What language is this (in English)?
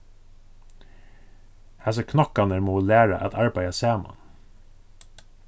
Faroese